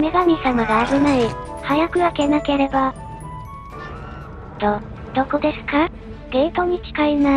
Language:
Japanese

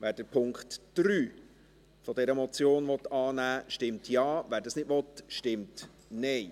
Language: Swiss German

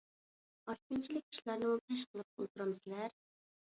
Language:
Uyghur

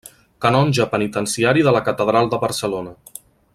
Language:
Catalan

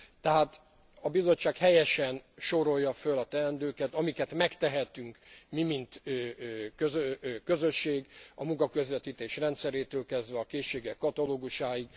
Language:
Hungarian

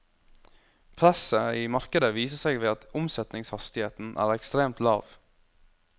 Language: Norwegian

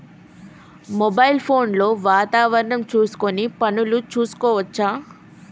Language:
Telugu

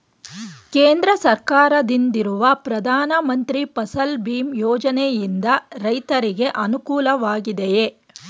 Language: Kannada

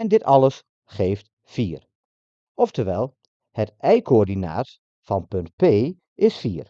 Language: Dutch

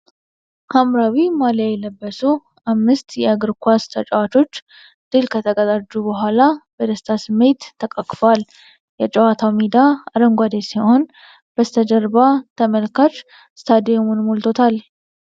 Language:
Amharic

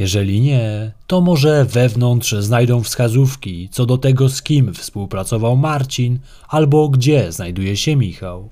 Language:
Polish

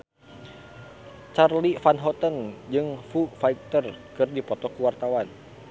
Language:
Sundanese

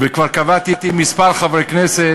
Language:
Hebrew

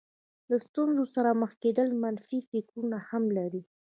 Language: Pashto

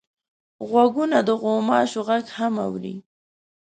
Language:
Pashto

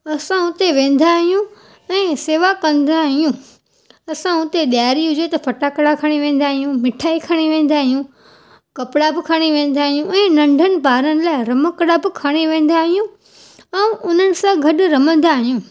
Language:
Sindhi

